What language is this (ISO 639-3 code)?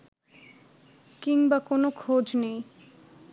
ben